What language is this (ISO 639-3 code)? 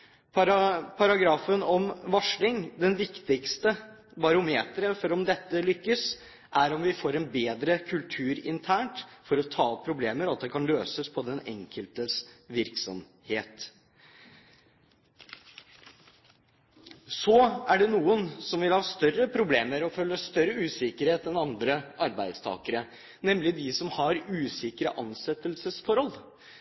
nob